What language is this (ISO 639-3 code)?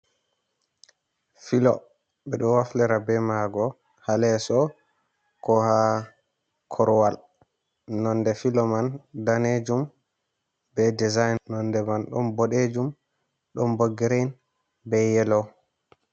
ful